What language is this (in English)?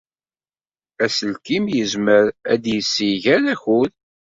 Kabyle